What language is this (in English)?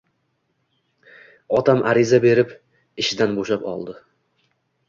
Uzbek